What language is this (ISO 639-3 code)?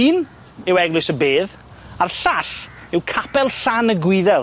cym